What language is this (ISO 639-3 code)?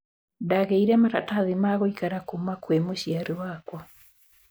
kik